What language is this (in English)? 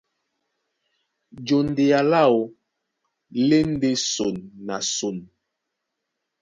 Duala